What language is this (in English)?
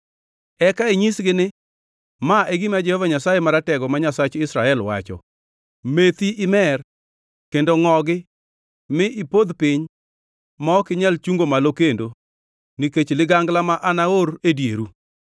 Luo (Kenya and Tanzania)